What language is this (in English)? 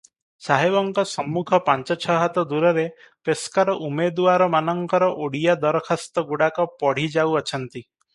Odia